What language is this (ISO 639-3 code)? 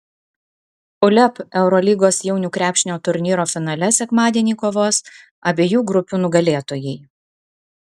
lit